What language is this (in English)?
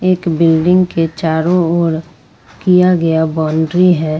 Hindi